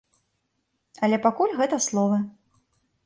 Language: Belarusian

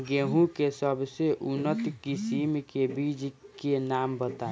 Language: Bhojpuri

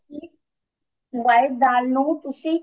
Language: Punjabi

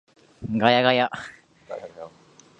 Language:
Japanese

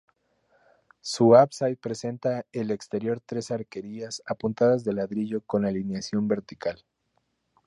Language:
Spanish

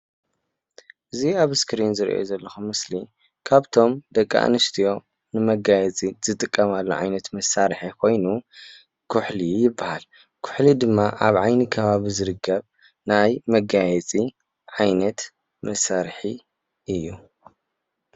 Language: Tigrinya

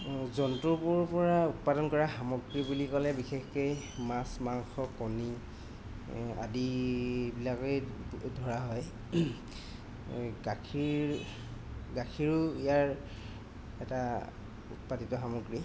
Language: Assamese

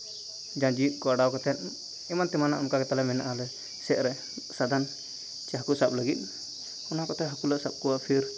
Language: Santali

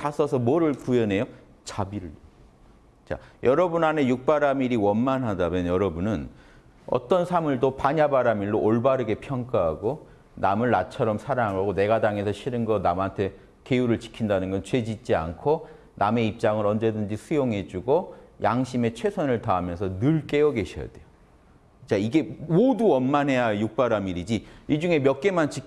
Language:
Korean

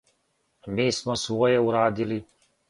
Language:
Serbian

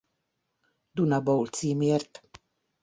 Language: Hungarian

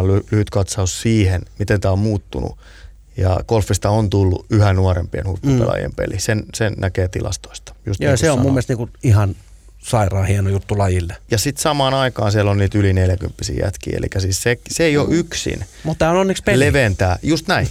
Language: Finnish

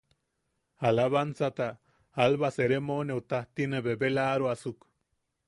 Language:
Yaqui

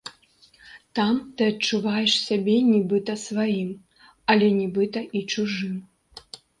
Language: Belarusian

